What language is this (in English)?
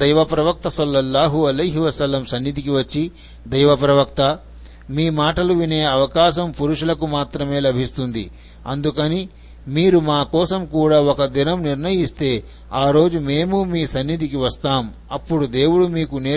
Telugu